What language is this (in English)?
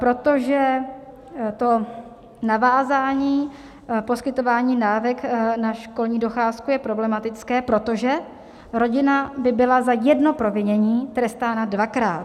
Czech